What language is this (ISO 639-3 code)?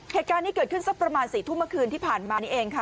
tha